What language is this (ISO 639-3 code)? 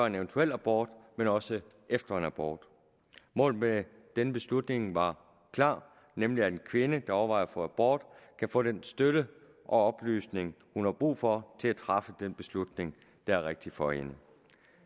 dan